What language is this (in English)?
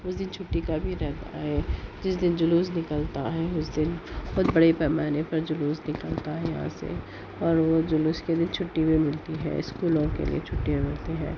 Urdu